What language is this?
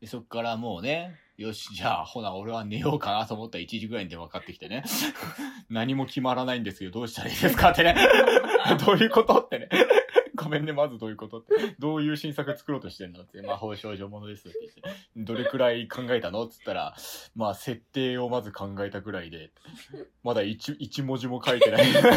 Japanese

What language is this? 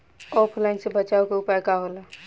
Bhojpuri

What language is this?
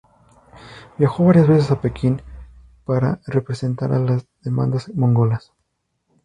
Spanish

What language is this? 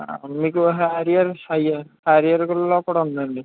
Telugu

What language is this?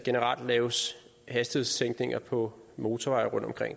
Danish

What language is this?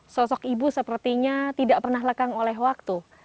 Indonesian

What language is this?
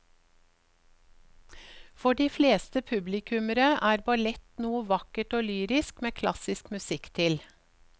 Norwegian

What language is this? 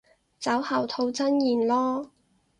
Cantonese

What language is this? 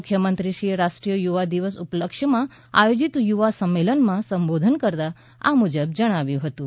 Gujarati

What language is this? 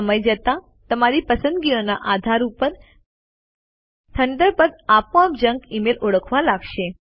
Gujarati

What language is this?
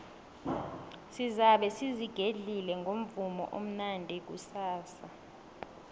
South Ndebele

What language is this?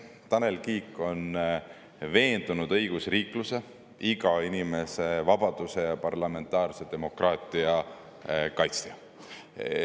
Estonian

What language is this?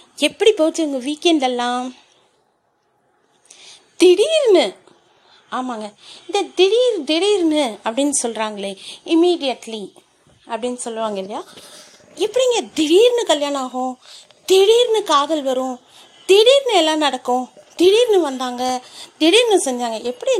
Tamil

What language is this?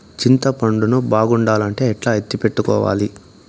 Telugu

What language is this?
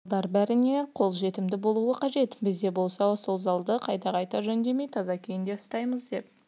Kazakh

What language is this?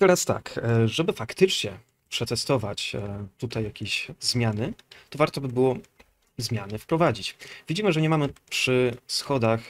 Polish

